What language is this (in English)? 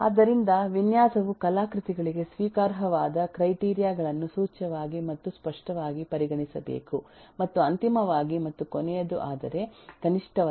Kannada